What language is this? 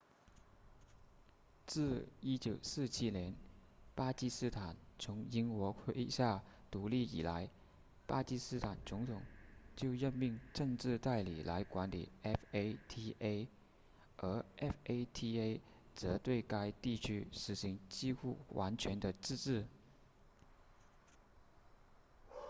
Chinese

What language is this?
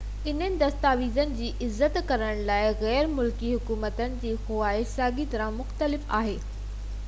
Sindhi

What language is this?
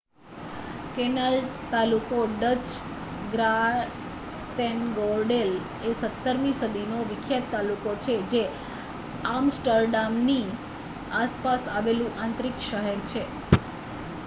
Gujarati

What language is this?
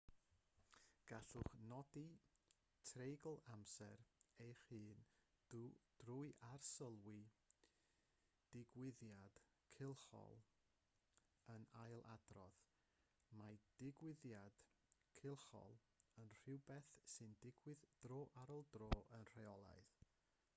Welsh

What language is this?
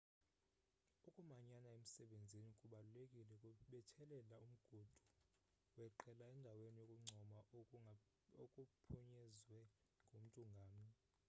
Xhosa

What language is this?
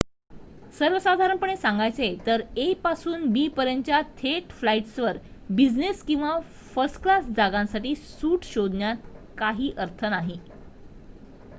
Marathi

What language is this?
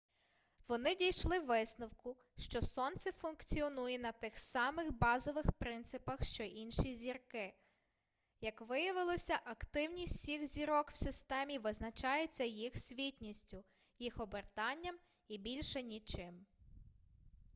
Ukrainian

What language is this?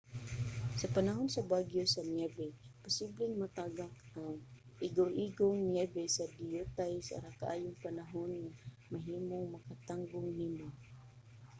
Cebuano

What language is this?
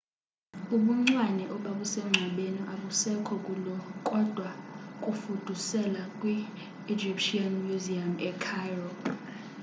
Xhosa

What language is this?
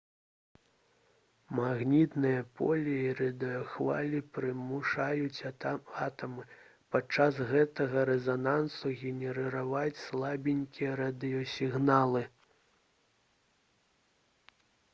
Belarusian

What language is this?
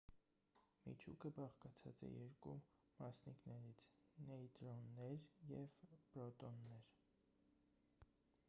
Armenian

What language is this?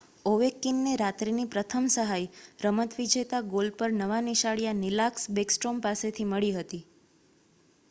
Gujarati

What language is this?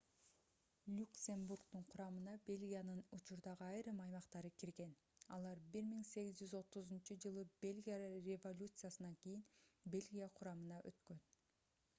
Kyrgyz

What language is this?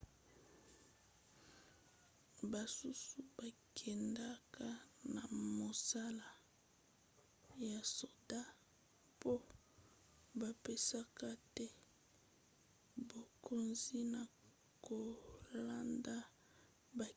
Lingala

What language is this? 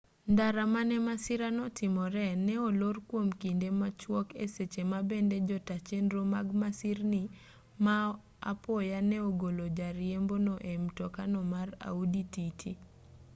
Luo (Kenya and Tanzania)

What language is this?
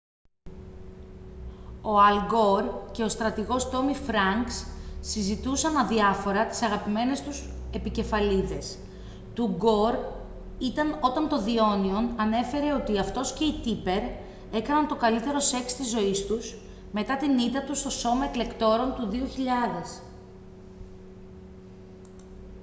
Greek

